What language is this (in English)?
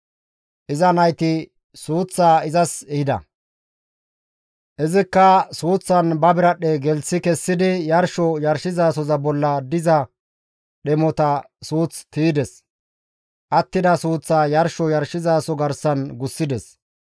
Gamo